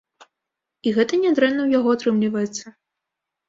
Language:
Belarusian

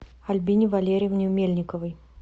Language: Russian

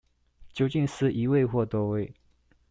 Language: Chinese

